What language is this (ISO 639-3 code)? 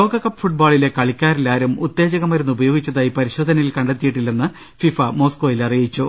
mal